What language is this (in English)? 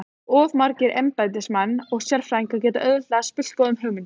Icelandic